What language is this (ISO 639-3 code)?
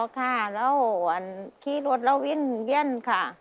tha